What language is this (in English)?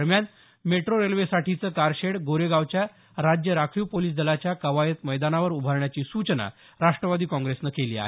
Marathi